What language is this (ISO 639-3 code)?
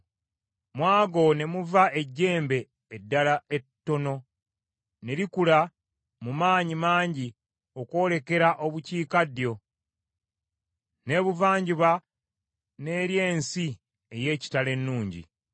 lug